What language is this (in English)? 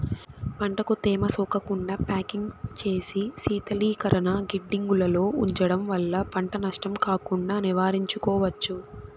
Telugu